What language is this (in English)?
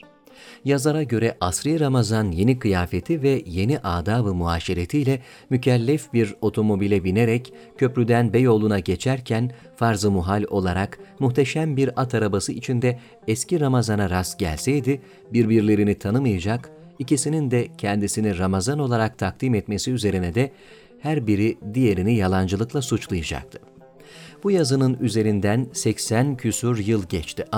Turkish